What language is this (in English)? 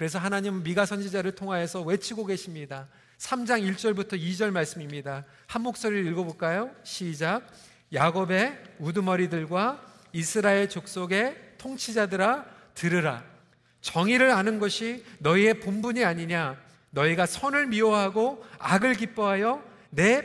Korean